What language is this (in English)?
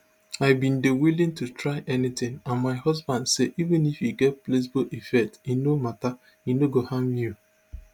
Nigerian Pidgin